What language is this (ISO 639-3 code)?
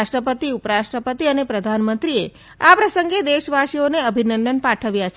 guj